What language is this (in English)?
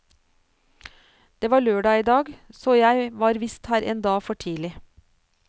Norwegian